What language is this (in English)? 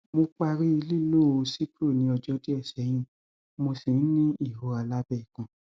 Yoruba